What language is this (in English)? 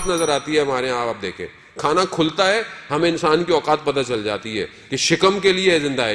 Urdu